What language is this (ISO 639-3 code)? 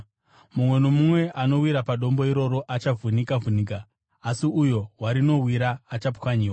sna